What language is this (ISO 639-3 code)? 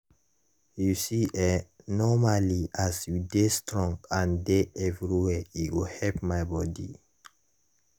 pcm